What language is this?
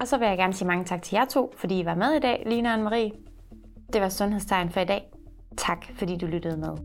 Danish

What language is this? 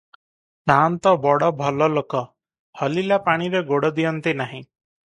Odia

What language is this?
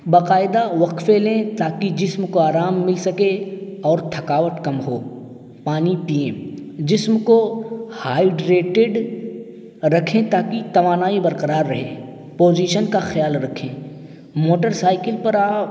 Urdu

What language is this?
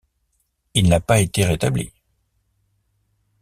French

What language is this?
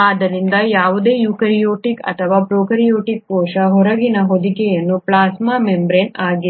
Kannada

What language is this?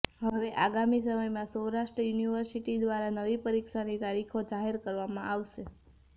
Gujarati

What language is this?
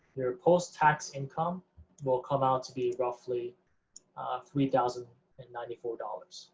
English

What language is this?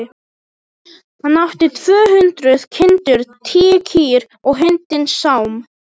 Icelandic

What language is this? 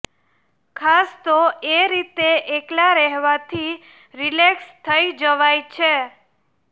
Gujarati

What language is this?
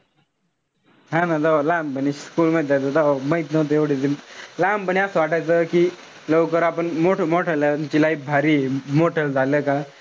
Marathi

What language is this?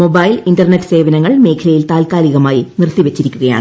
Malayalam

